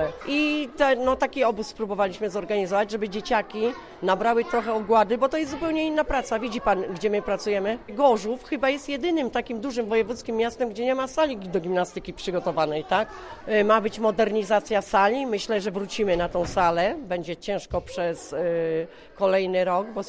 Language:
Polish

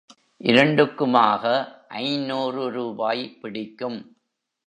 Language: Tamil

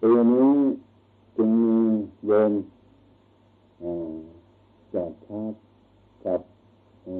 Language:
Thai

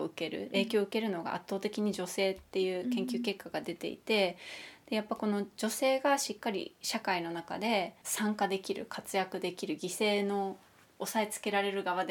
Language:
Japanese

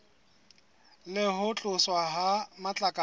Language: Southern Sotho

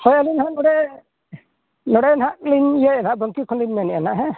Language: Santali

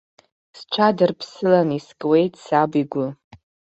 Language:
Abkhazian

